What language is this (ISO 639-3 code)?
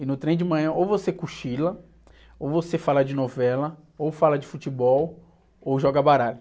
por